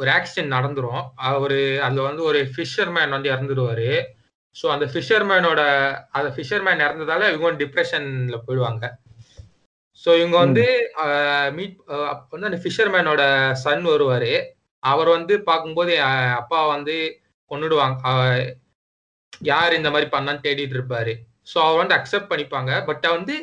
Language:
Tamil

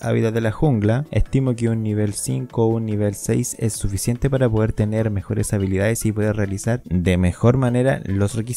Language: Spanish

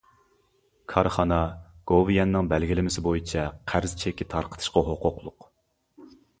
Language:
Uyghur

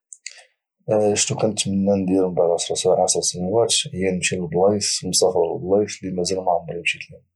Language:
Moroccan Arabic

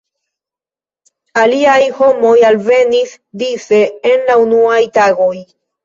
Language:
Esperanto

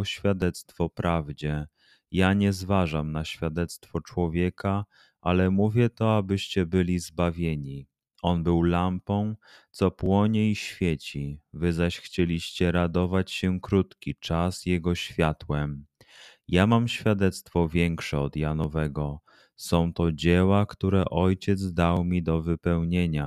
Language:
Polish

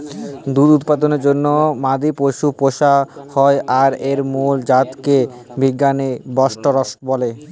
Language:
Bangla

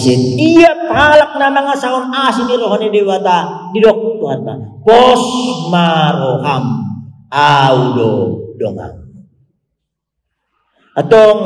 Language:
Indonesian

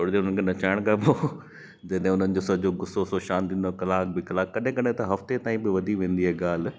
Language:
Sindhi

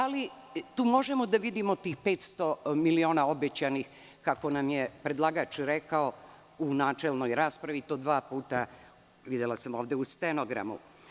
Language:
Serbian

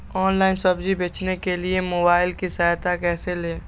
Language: Magahi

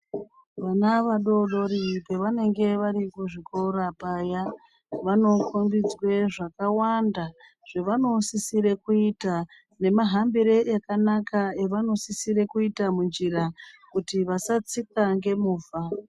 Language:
Ndau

